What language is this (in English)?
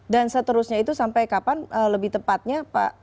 Indonesian